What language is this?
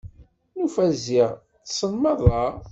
Kabyle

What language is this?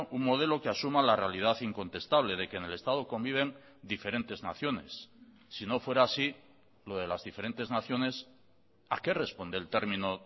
Spanish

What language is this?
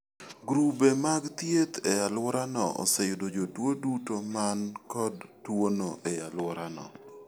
Luo (Kenya and Tanzania)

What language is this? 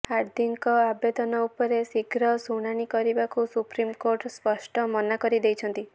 Odia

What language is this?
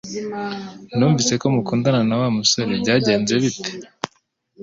Kinyarwanda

